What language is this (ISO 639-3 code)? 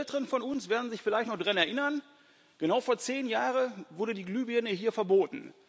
deu